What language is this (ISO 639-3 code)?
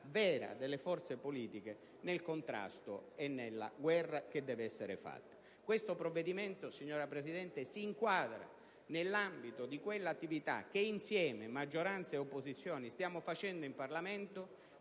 ita